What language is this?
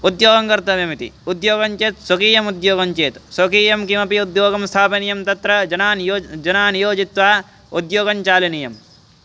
Sanskrit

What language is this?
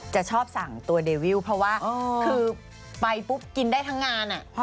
Thai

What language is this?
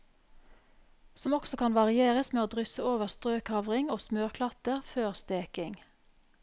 Norwegian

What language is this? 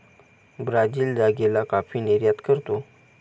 Marathi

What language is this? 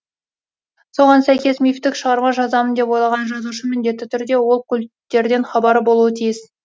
Kazakh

